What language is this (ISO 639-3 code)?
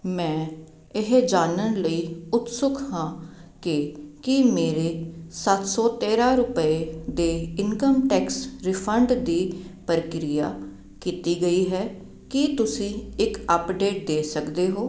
pan